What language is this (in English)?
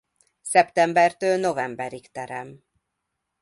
Hungarian